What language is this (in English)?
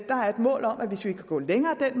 Danish